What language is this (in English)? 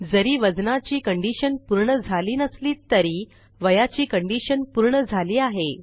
Marathi